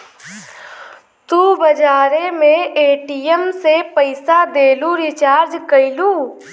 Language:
Bhojpuri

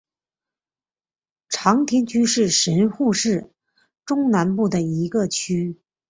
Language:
Chinese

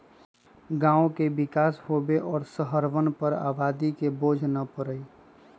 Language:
Magahi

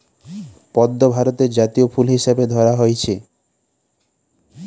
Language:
Bangla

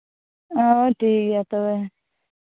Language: Santali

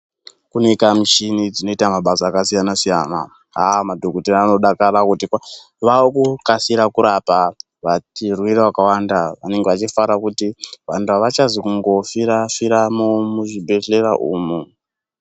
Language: Ndau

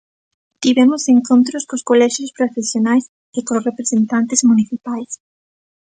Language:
Galician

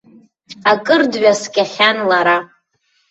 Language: Abkhazian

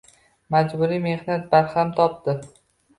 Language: Uzbek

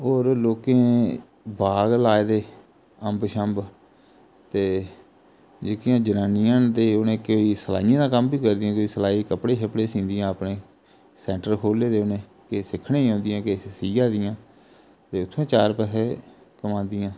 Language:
Dogri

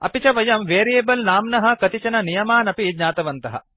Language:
Sanskrit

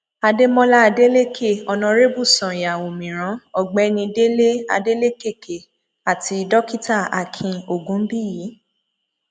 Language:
Yoruba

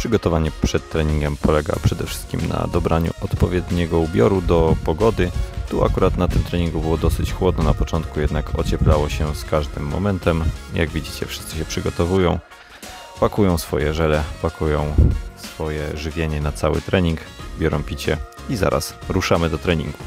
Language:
Polish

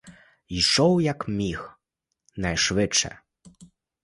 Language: Ukrainian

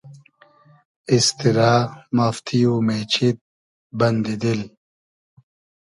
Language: Hazaragi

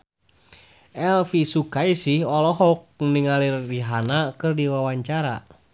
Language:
Sundanese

